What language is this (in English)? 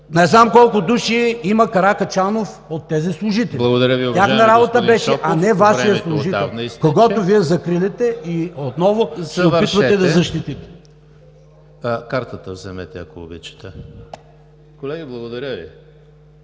Bulgarian